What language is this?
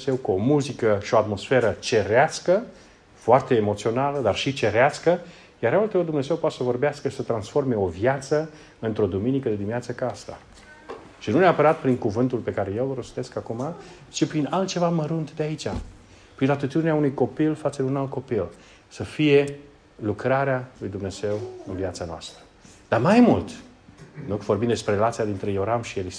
Romanian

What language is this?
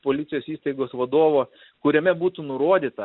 Lithuanian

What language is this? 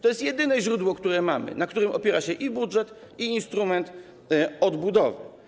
Polish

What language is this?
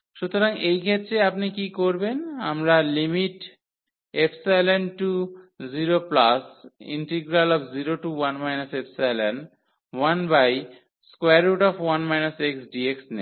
Bangla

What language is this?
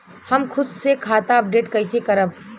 Bhojpuri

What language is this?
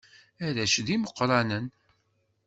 Kabyle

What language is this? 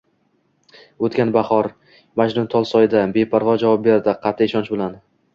Uzbek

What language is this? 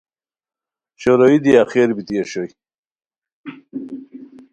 Khowar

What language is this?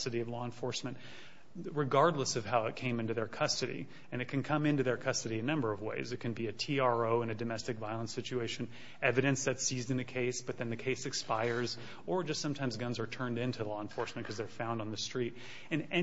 English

